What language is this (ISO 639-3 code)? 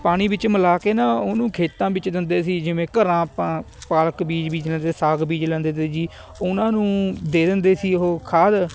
pan